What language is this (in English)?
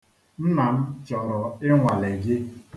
Igbo